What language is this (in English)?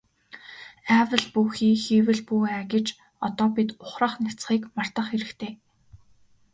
Mongolian